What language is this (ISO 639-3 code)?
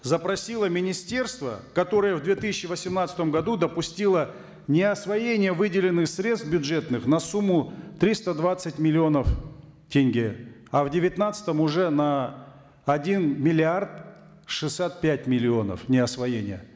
kaz